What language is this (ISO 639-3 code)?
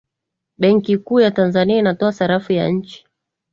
swa